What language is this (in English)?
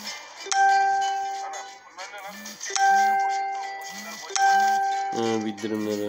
Turkish